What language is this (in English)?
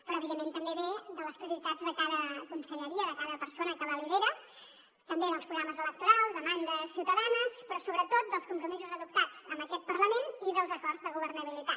Catalan